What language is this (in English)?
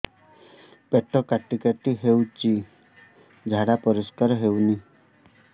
Odia